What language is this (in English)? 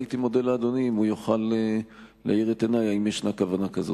Hebrew